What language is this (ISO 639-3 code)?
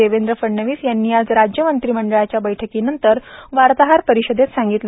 mar